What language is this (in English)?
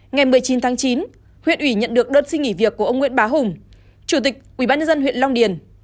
Vietnamese